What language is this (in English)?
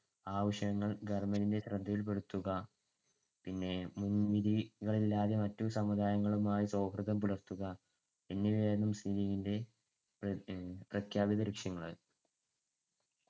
Malayalam